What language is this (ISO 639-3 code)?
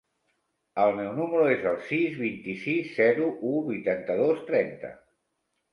cat